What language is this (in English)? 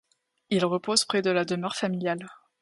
French